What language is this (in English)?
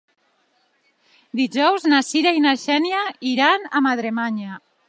Catalan